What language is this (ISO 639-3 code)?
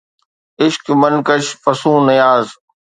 snd